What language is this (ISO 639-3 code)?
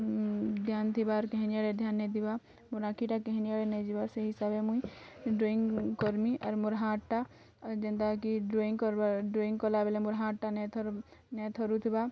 ori